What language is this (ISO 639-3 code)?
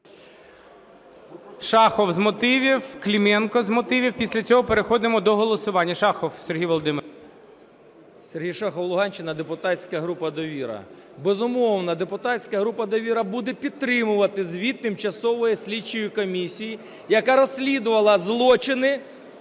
ukr